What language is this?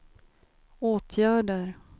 Swedish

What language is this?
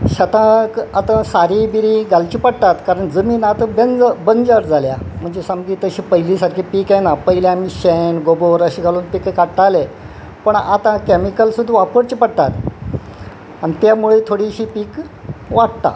Konkani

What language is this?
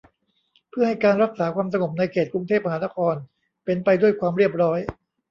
Thai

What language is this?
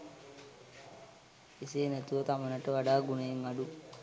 Sinhala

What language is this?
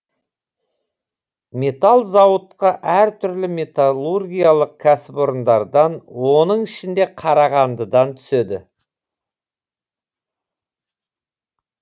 Kazakh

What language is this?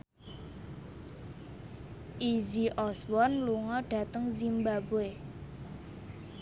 Javanese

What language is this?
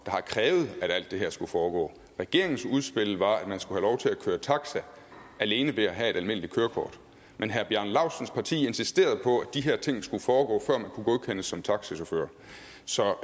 Danish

